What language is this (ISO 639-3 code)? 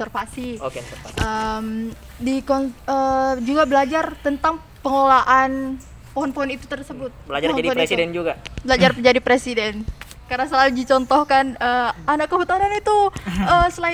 ind